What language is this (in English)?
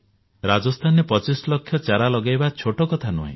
Odia